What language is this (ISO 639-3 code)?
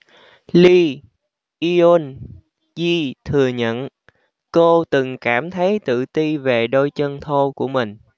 vie